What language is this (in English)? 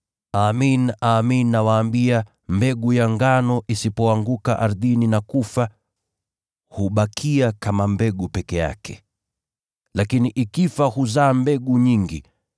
Swahili